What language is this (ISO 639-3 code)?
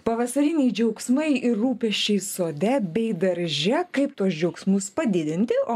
lit